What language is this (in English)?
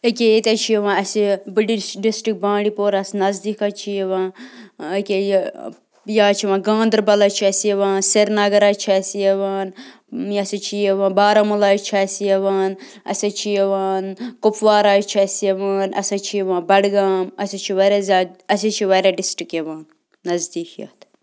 Kashmiri